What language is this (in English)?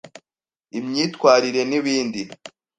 Kinyarwanda